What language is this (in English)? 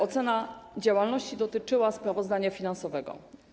Polish